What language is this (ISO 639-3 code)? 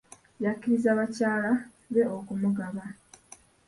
lug